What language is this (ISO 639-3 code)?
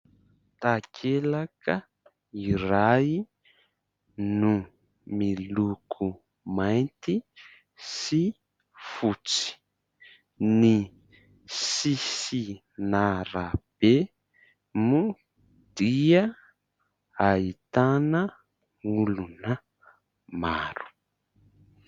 mlg